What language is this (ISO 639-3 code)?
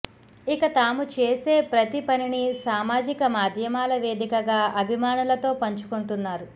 tel